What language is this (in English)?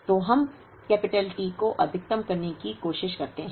Hindi